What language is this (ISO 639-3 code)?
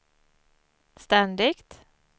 swe